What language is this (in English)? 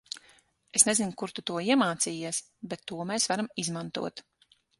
Latvian